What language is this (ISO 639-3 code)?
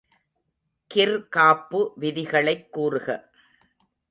tam